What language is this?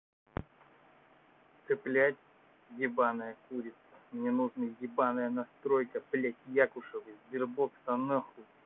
Russian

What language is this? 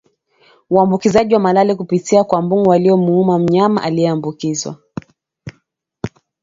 Swahili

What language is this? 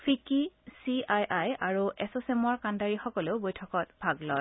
Assamese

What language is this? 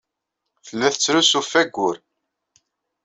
Kabyle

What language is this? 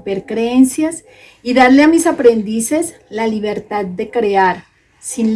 Spanish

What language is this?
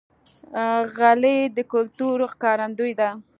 Pashto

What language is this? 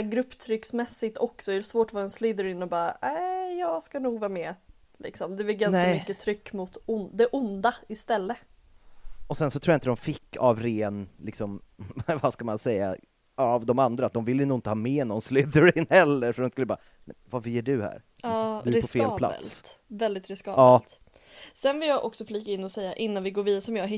Swedish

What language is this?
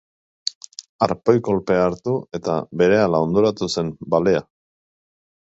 Basque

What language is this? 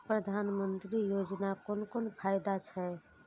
Maithili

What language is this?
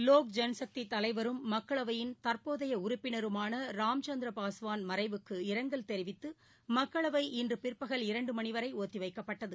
Tamil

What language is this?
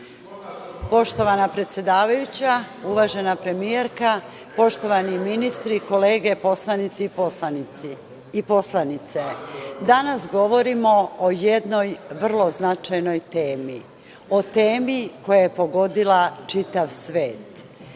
Serbian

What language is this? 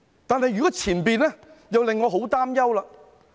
Cantonese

